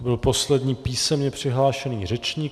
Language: Czech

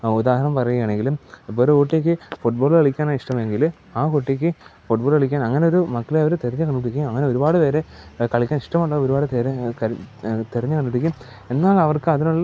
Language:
Malayalam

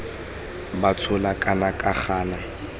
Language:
Tswana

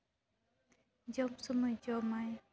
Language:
Santali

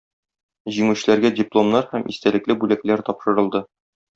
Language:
Tatar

